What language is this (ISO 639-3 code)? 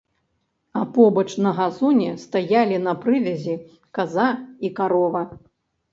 bel